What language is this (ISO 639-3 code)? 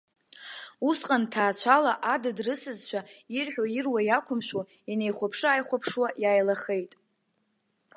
abk